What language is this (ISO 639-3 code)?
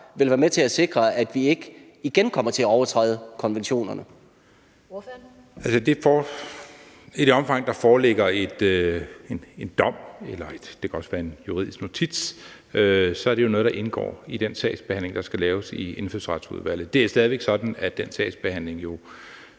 dan